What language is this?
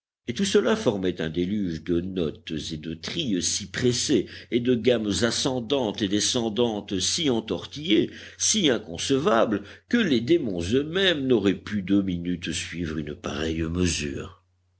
French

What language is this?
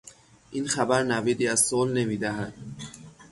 Persian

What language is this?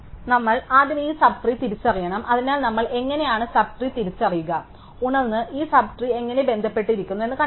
Malayalam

